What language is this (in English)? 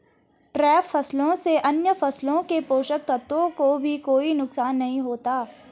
Hindi